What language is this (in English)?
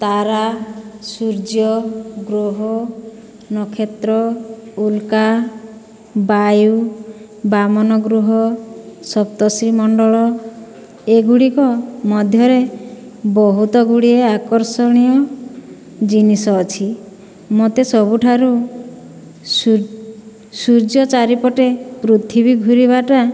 Odia